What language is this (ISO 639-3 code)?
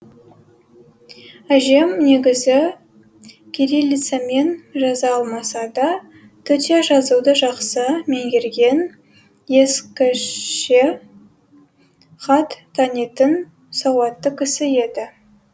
kaz